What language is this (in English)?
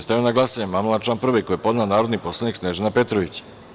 Serbian